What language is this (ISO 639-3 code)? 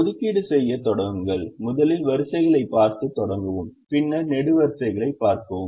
tam